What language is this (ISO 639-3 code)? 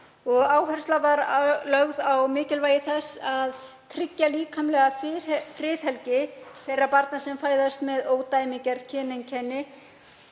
isl